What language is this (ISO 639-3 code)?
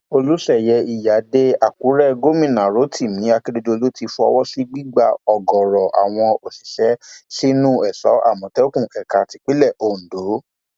yor